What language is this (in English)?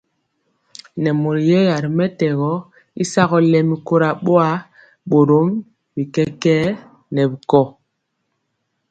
Mpiemo